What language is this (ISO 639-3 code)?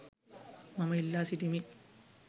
sin